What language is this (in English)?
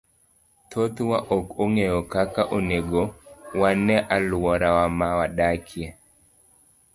Luo (Kenya and Tanzania)